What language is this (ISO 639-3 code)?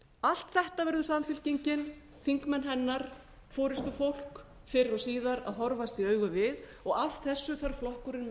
isl